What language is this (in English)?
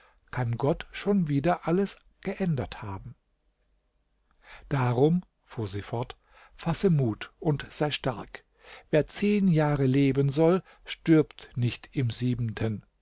German